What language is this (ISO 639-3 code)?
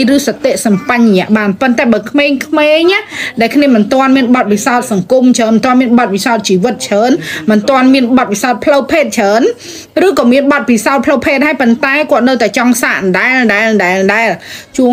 vie